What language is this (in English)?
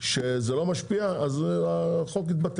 Hebrew